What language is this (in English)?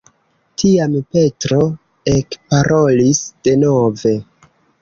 Esperanto